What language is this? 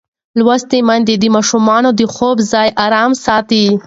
Pashto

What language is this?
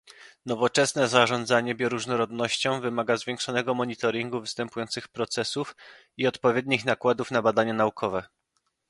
Polish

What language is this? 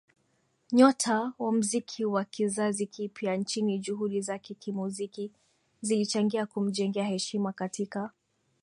Swahili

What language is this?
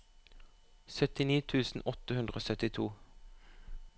Norwegian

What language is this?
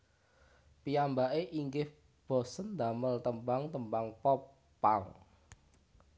Javanese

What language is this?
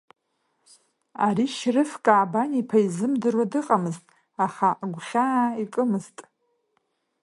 Abkhazian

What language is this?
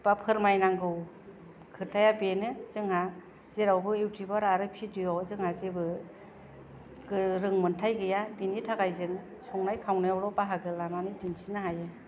Bodo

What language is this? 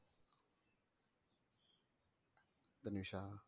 Tamil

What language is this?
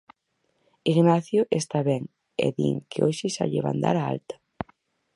Galician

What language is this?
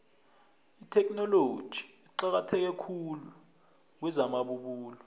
South Ndebele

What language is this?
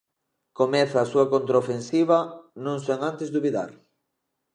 Galician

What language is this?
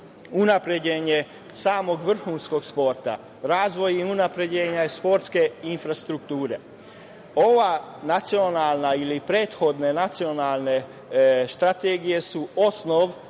Serbian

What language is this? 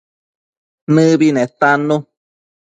Matsés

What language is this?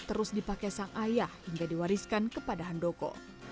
Indonesian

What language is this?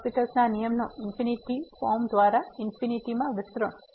Gujarati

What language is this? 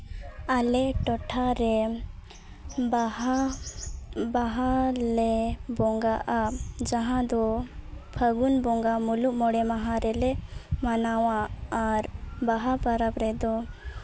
Santali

